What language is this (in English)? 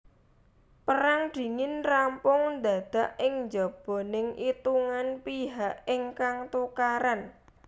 Javanese